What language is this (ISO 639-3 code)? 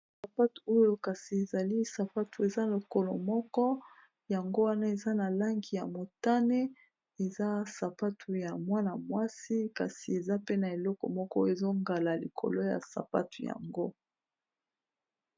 lin